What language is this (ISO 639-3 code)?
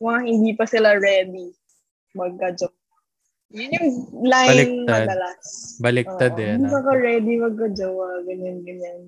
fil